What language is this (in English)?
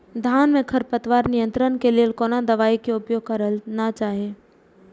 Maithili